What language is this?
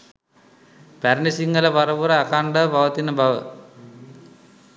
Sinhala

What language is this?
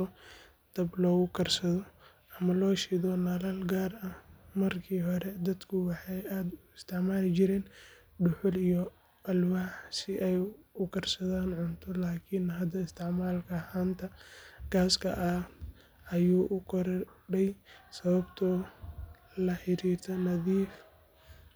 Somali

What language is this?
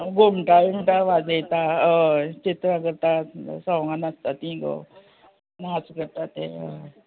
Konkani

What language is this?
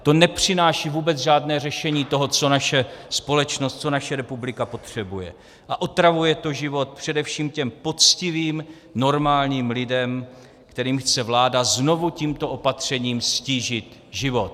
Czech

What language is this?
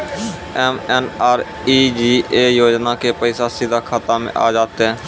Maithili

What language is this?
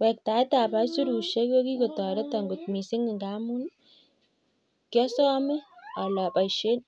Kalenjin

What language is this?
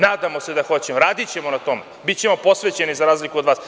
Serbian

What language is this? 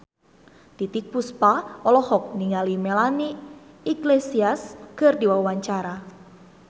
Sundanese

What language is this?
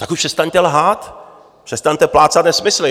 Czech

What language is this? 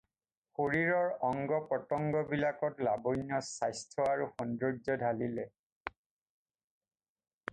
Assamese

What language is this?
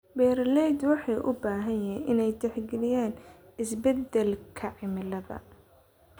Somali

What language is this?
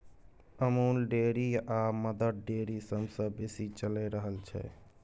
Maithili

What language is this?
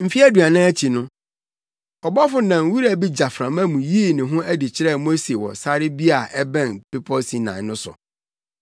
Akan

